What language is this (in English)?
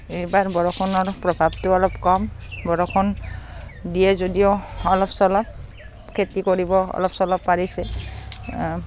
Assamese